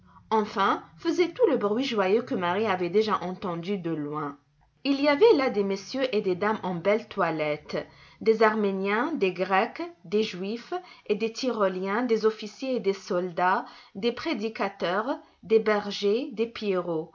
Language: French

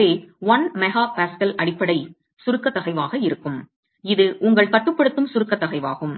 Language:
Tamil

